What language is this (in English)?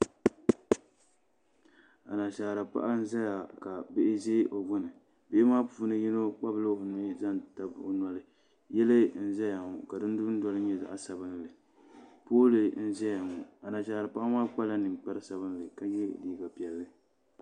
Dagbani